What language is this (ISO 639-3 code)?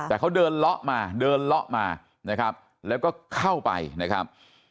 tha